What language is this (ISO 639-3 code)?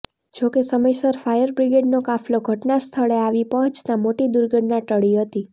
guj